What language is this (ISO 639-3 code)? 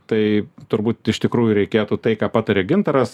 lit